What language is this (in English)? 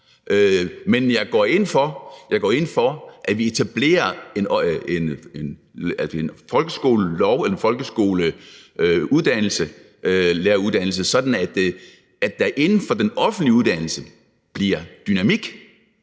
Danish